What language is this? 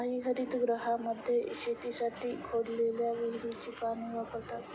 Marathi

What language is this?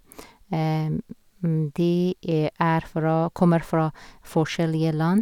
Norwegian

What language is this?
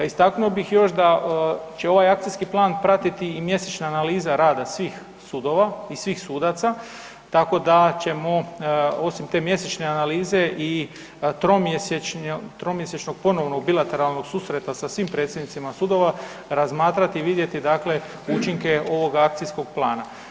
Croatian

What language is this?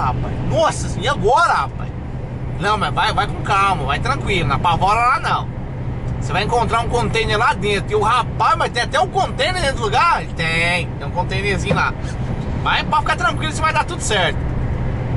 Portuguese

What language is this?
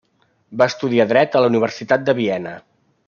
Catalan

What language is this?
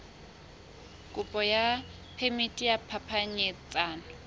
Southern Sotho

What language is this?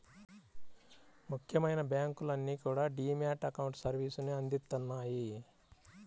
Telugu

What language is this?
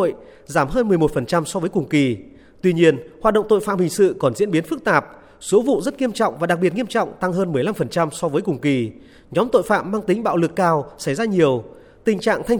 Vietnamese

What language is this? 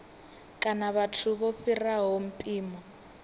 Venda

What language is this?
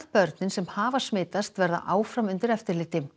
Icelandic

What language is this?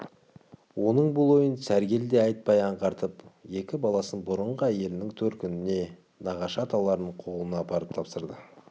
Kazakh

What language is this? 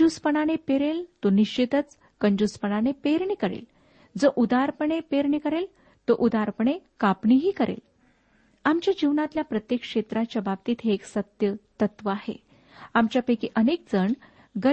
Marathi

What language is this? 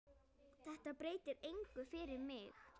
Icelandic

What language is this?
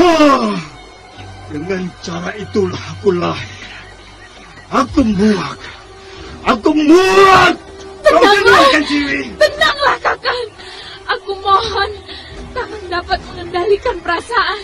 Indonesian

